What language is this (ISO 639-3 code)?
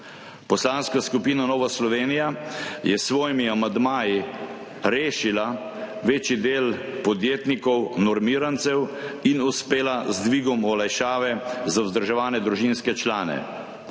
slv